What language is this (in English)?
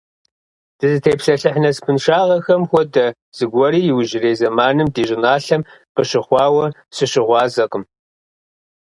Kabardian